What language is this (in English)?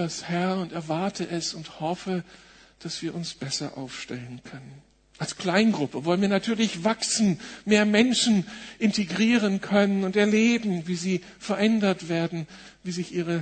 German